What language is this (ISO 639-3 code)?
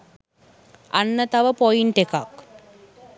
sin